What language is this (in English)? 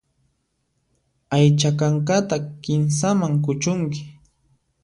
Puno Quechua